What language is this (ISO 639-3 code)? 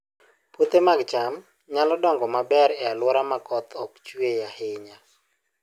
luo